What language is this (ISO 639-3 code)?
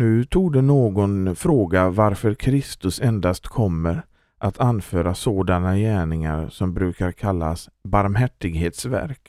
swe